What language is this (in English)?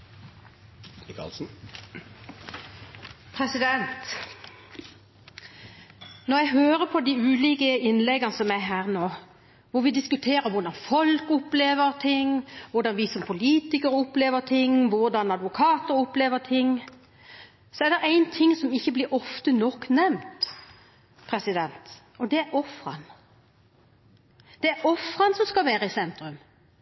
Norwegian